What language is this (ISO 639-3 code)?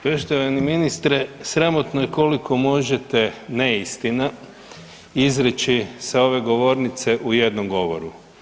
hrv